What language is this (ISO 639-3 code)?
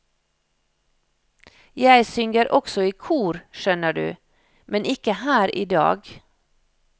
nor